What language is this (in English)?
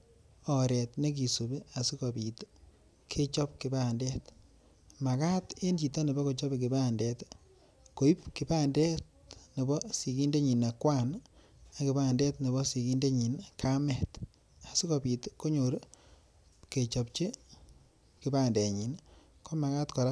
Kalenjin